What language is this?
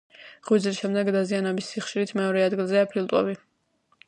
Georgian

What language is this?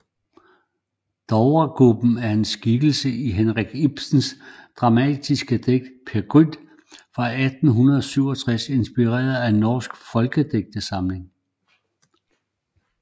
Danish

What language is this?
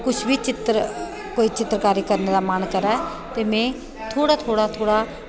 Dogri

